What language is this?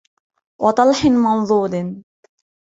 Arabic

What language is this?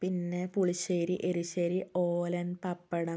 Malayalam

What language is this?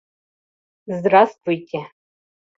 Mari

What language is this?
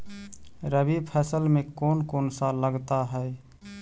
Magahi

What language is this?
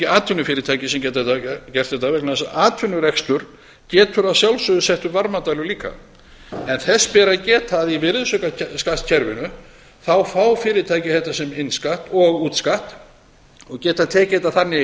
Icelandic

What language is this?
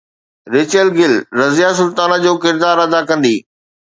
Sindhi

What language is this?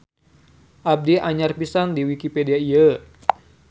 Sundanese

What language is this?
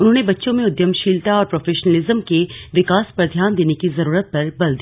Hindi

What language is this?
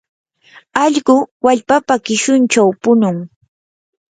Yanahuanca Pasco Quechua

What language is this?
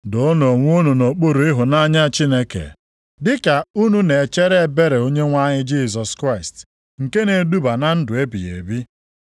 Igbo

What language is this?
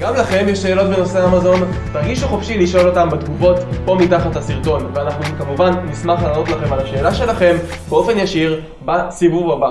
Hebrew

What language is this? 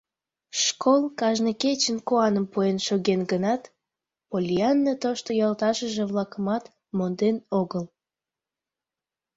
Mari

